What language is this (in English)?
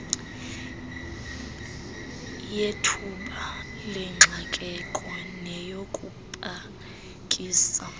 Xhosa